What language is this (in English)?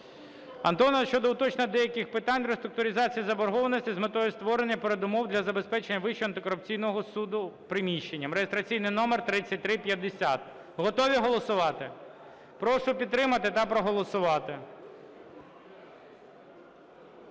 Ukrainian